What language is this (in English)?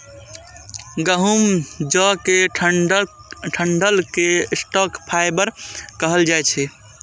Maithili